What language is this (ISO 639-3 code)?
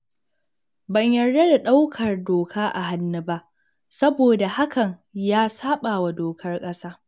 hau